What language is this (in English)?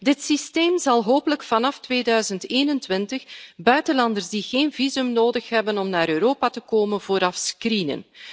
Dutch